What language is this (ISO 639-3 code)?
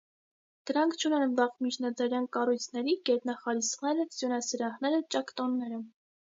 hye